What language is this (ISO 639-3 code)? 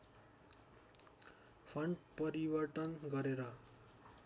nep